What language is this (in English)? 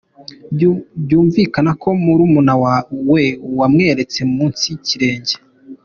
Kinyarwanda